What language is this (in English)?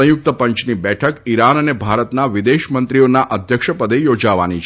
Gujarati